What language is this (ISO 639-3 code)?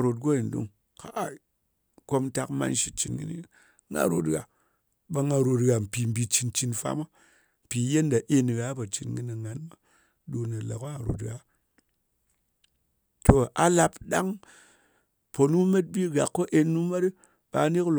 anc